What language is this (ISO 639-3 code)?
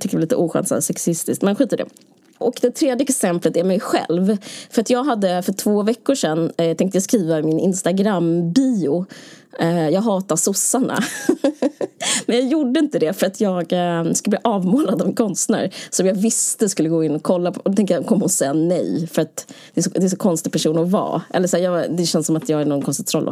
swe